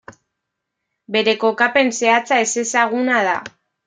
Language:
Basque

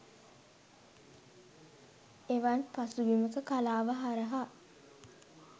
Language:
Sinhala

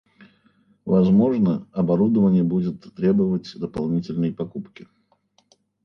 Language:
Russian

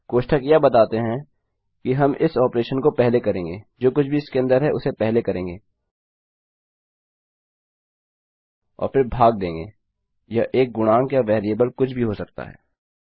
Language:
Hindi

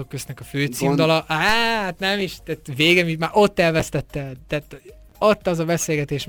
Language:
Hungarian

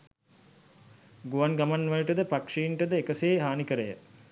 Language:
Sinhala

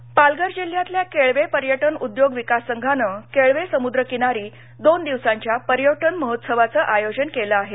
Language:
Marathi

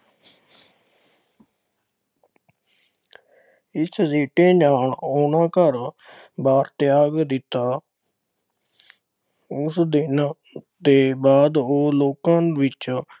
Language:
Punjabi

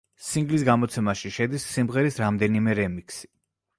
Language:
Georgian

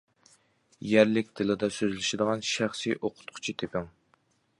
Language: Uyghur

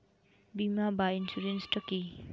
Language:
Bangla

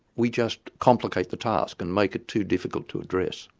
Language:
English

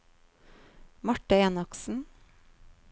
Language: Norwegian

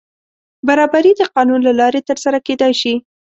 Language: Pashto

